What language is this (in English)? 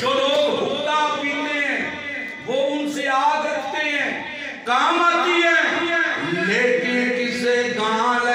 Hindi